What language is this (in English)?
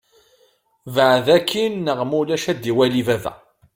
Kabyle